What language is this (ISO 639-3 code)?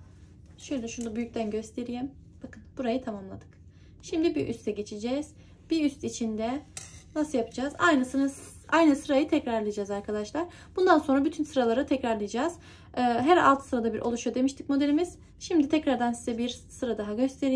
tur